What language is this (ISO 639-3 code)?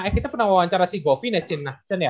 ind